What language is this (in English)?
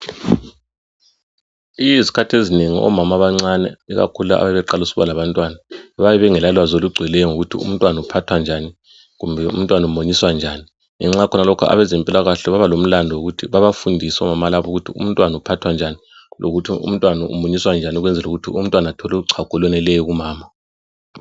North Ndebele